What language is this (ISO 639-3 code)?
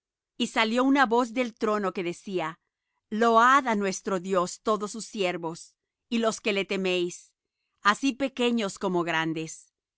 spa